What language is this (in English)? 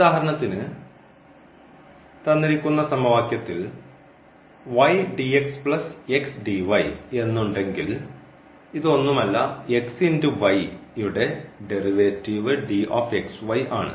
Malayalam